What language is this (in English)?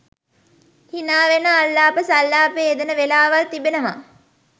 Sinhala